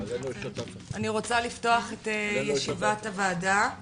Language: Hebrew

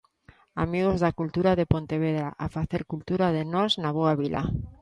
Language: Galician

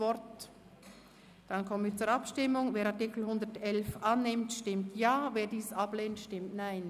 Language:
Swiss German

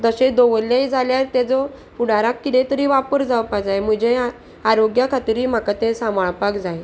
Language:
Konkani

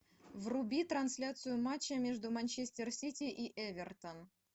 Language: Russian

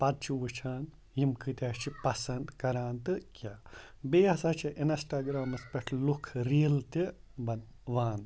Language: Kashmiri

